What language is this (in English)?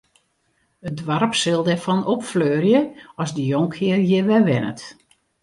Western Frisian